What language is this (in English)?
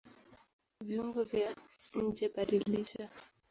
Swahili